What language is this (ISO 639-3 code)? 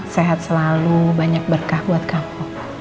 ind